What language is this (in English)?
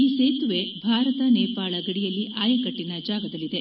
Kannada